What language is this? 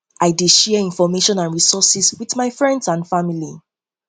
Nigerian Pidgin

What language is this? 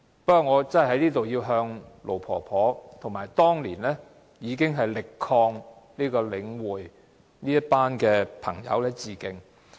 Cantonese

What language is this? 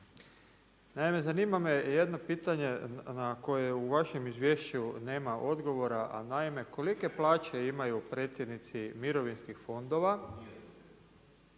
Croatian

